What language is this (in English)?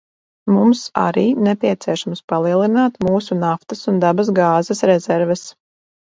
Latvian